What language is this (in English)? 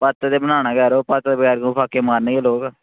Dogri